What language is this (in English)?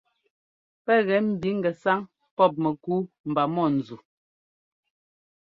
Ngomba